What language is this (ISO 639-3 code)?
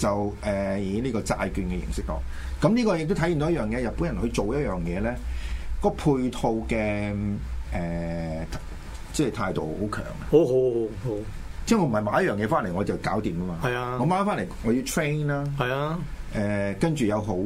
zho